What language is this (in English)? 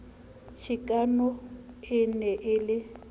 Southern Sotho